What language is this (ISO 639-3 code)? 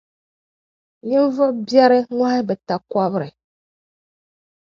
dag